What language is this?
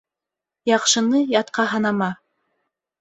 Bashkir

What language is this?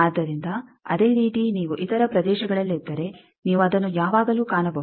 Kannada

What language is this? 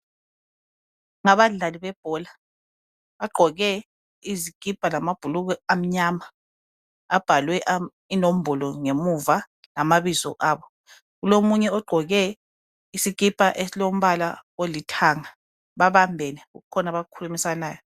North Ndebele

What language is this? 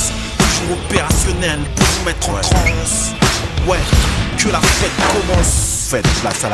French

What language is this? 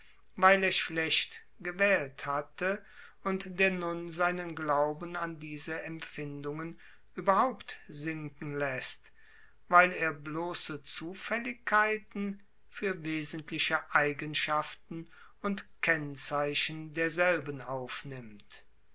German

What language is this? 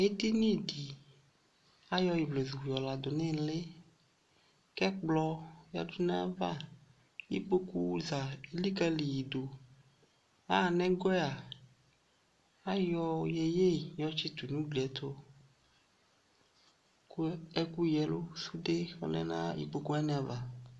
Ikposo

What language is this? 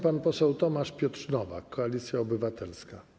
Polish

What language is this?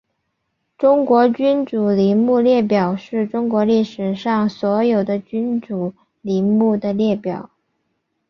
Chinese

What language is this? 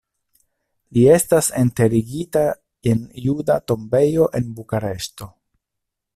Esperanto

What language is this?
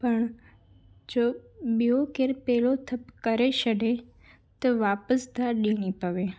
Sindhi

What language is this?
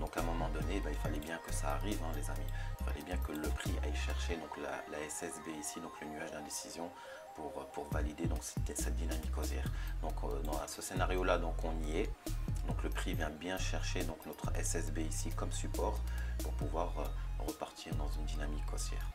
French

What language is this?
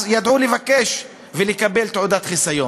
Hebrew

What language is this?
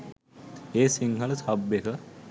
Sinhala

